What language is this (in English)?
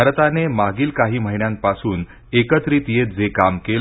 Marathi